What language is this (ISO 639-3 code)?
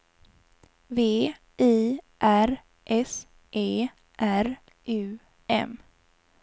swe